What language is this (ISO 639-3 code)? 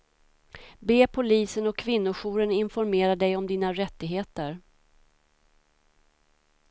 swe